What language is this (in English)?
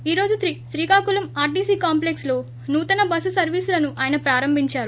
Telugu